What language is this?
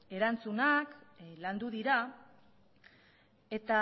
Basque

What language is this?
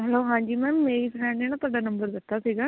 Punjabi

